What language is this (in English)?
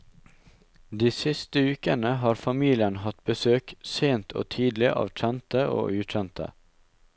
Norwegian